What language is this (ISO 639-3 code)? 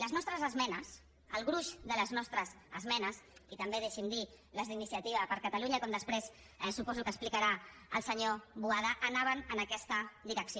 cat